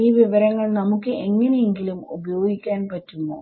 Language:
Malayalam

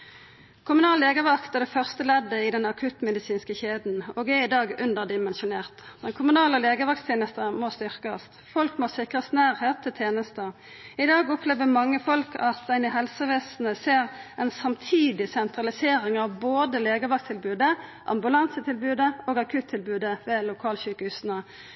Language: Norwegian Nynorsk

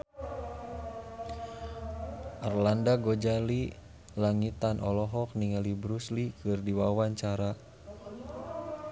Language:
Sundanese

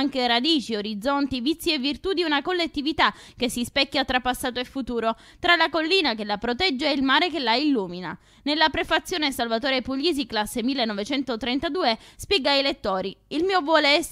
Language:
Italian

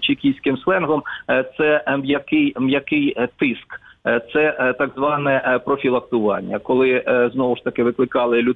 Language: Ukrainian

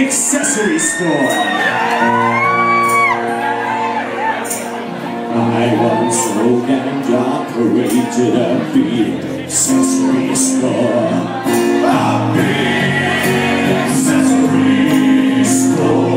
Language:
English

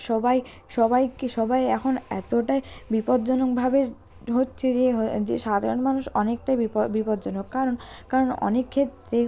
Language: Bangla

